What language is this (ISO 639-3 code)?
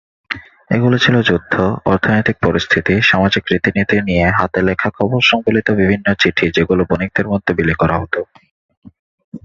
ben